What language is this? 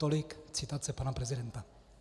Czech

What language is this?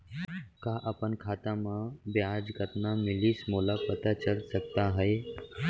Chhattisgarhi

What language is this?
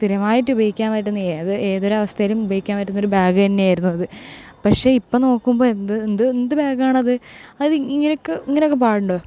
Malayalam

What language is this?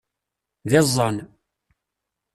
Kabyle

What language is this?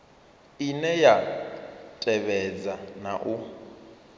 Venda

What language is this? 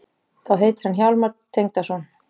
Icelandic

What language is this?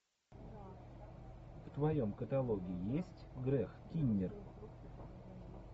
Russian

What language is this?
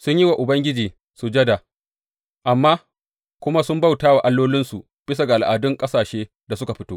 Hausa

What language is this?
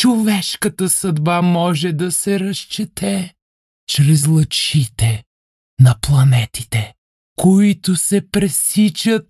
Bulgarian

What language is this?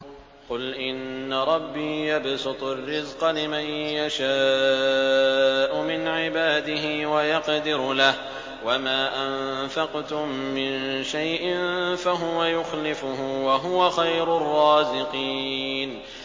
Arabic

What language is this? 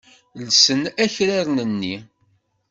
Kabyle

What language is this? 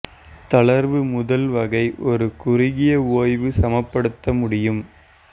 Tamil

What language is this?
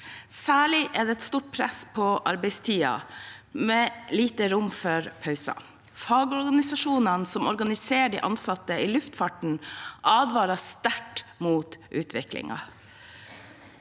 Norwegian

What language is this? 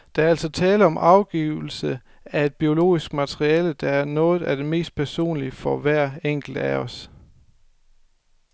Danish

